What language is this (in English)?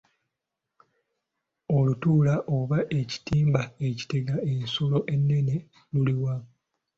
Ganda